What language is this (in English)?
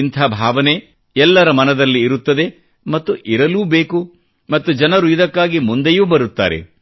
Kannada